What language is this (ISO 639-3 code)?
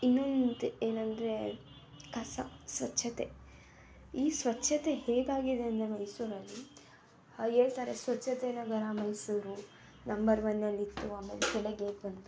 kan